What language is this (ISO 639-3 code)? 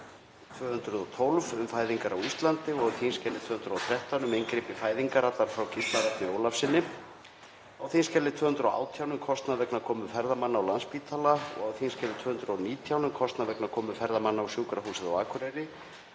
isl